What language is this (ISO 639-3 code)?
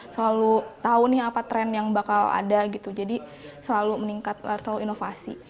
ind